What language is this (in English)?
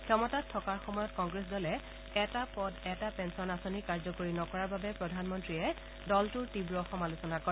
Assamese